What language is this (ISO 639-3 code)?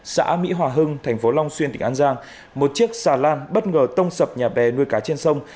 vie